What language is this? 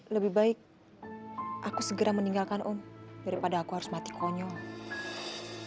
Indonesian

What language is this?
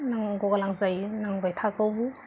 Bodo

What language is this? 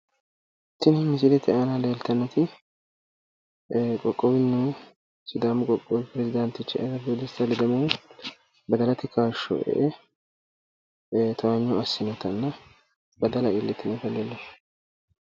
Sidamo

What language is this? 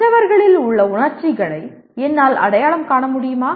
Tamil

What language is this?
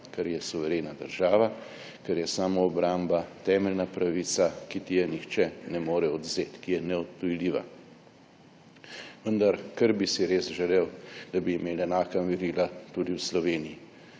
Slovenian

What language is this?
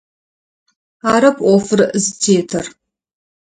Adyghe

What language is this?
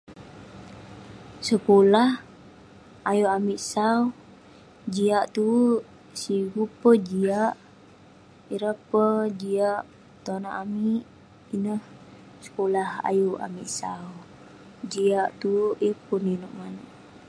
Western Penan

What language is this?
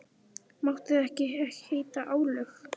Icelandic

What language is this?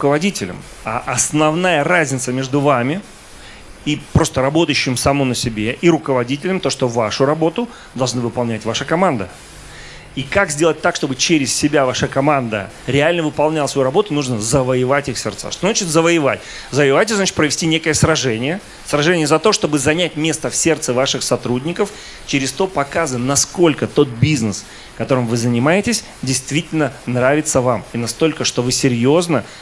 Russian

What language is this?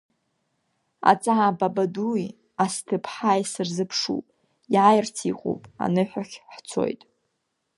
Abkhazian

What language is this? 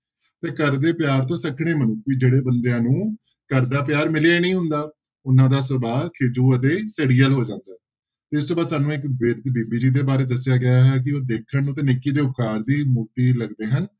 Punjabi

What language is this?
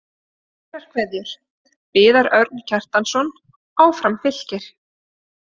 Icelandic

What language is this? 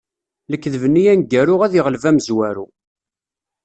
Kabyle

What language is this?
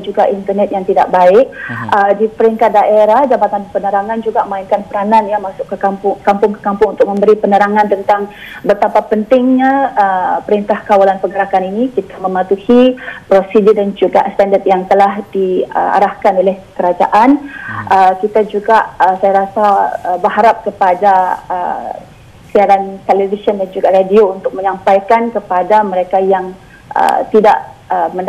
Malay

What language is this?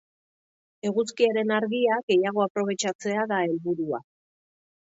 Basque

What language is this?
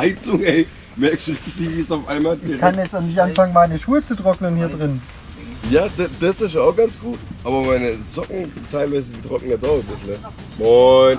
German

